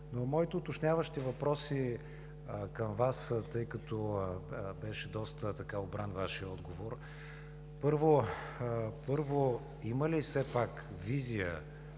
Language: Bulgarian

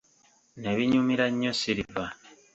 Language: Ganda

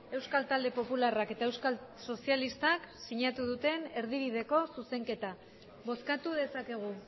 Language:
Basque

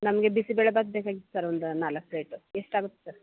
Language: Kannada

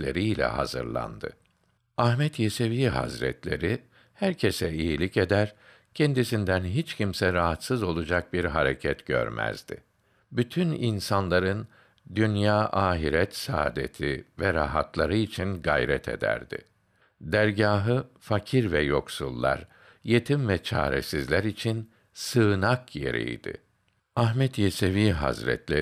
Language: Turkish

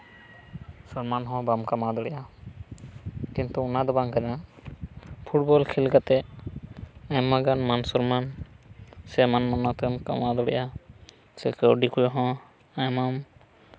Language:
Santali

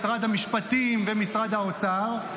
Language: Hebrew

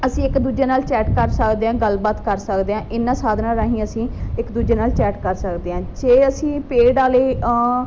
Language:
Punjabi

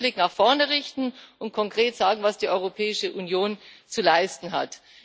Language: German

